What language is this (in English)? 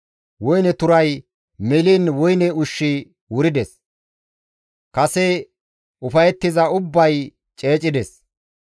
Gamo